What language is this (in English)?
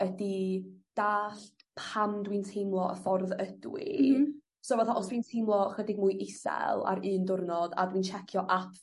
Welsh